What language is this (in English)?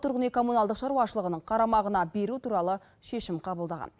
Kazakh